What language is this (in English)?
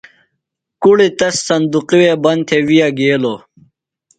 Phalura